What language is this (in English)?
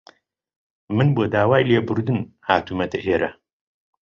Central Kurdish